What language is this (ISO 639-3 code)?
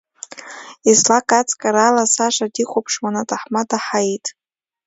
abk